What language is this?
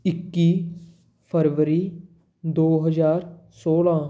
Punjabi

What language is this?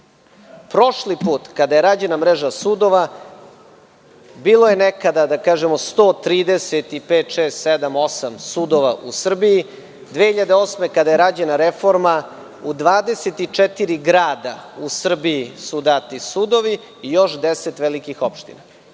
Serbian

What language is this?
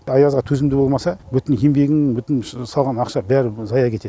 Kazakh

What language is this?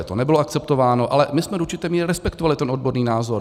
Czech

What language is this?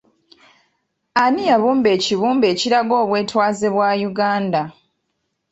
Ganda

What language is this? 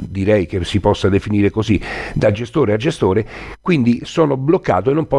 Italian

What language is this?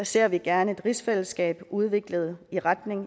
Danish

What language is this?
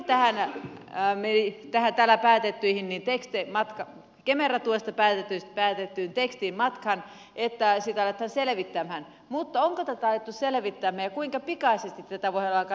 Finnish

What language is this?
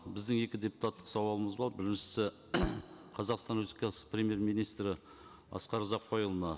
Kazakh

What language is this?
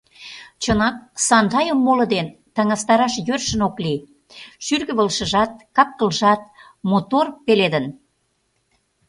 Mari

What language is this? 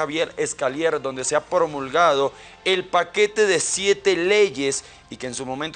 Spanish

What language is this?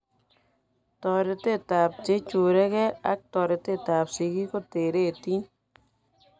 Kalenjin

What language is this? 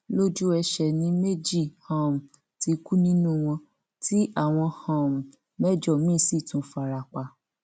Yoruba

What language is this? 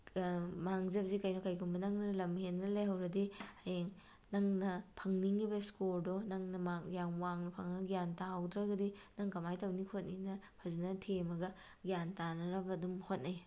Manipuri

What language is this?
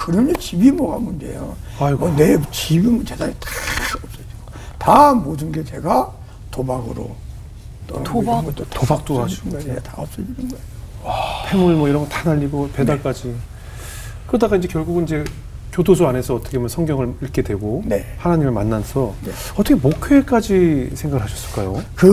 Korean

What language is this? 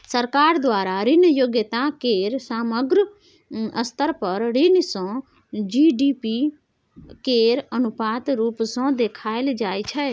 Maithili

